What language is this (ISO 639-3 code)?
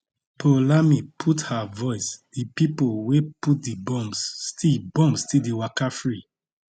pcm